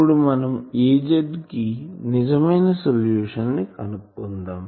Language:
Telugu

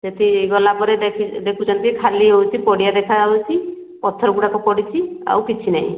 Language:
Odia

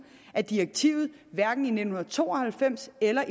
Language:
Danish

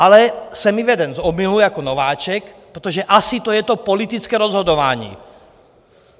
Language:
Czech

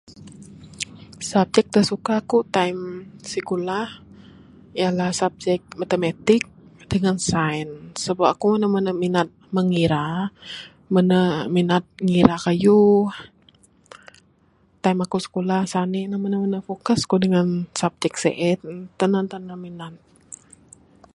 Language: Bukar-Sadung Bidayuh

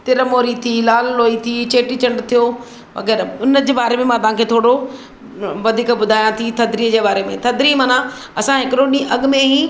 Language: Sindhi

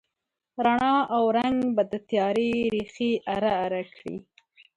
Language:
Pashto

